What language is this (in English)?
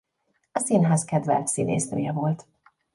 Hungarian